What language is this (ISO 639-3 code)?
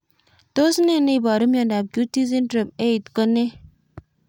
kln